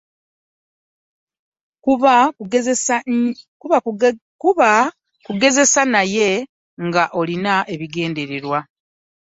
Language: Ganda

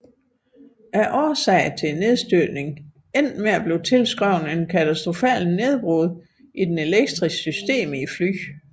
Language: Danish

